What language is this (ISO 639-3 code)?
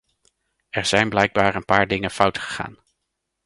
nld